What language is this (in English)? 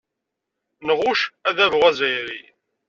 Kabyle